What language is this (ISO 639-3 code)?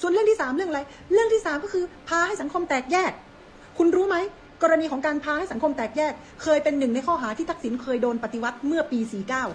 tha